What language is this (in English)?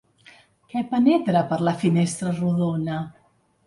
Catalan